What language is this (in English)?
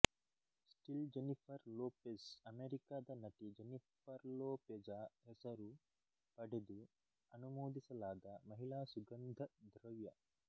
Kannada